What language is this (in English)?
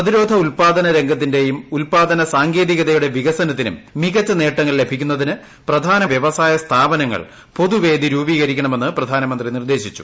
Malayalam